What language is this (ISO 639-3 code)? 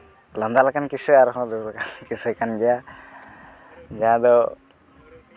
sat